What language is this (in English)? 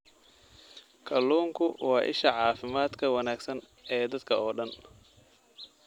Somali